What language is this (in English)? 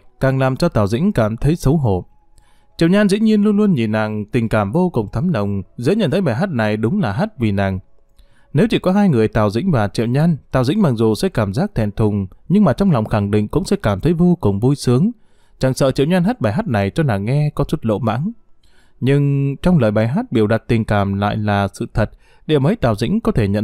Vietnamese